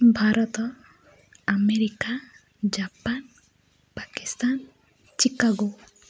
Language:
Odia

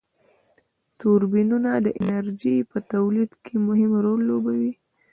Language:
Pashto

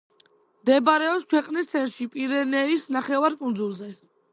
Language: Georgian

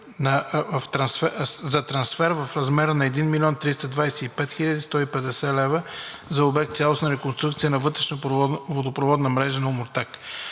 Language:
Bulgarian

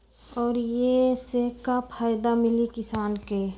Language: Magahi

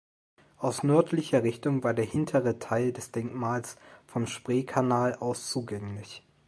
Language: German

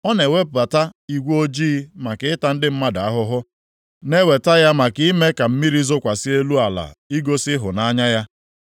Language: Igbo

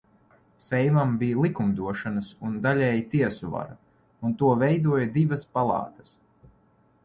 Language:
Latvian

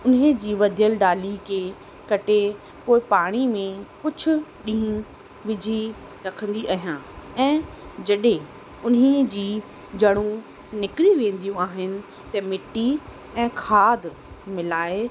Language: Sindhi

